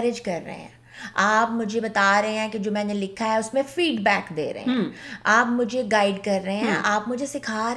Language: Urdu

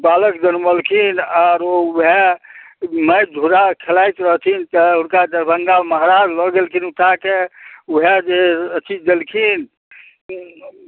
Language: Maithili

